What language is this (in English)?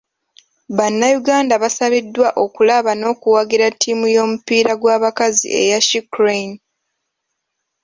Ganda